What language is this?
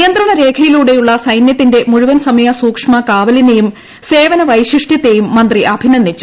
Malayalam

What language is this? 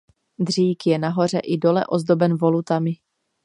Czech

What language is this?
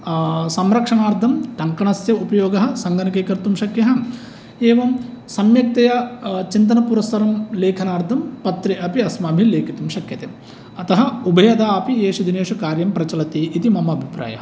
Sanskrit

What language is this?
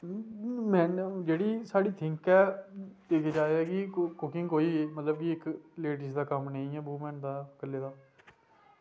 Dogri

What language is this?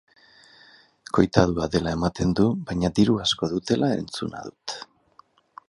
Basque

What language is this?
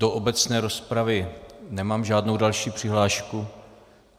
Czech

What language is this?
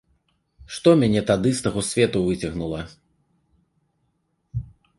Belarusian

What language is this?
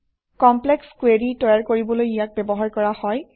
Assamese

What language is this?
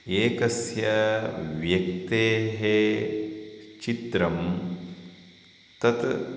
Sanskrit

